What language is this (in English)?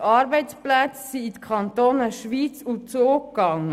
Swiss German